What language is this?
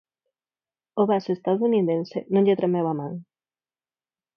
Galician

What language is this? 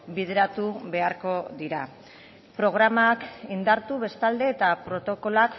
Basque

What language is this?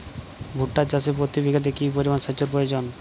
Bangla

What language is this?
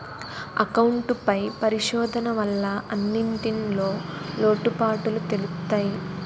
Telugu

